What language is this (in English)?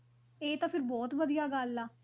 Punjabi